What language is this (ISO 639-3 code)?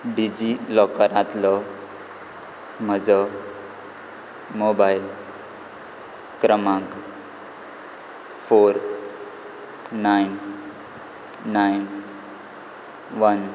kok